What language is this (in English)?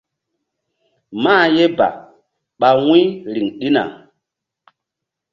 Mbum